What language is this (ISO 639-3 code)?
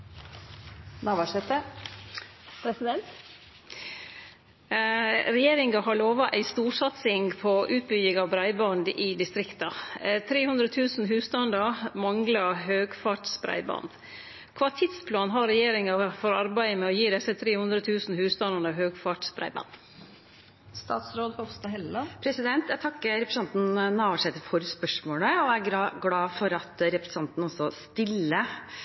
nor